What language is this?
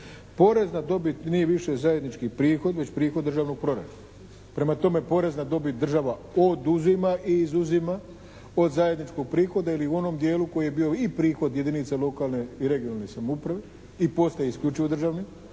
Croatian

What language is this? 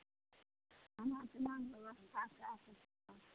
Maithili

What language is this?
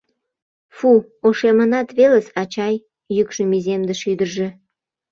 Mari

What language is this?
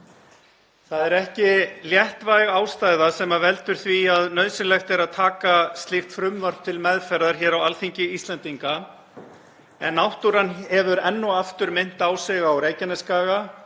Icelandic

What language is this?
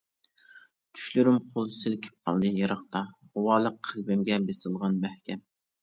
Uyghur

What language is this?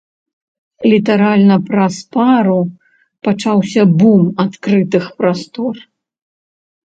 Belarusian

